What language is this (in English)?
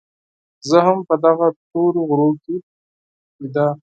Pashto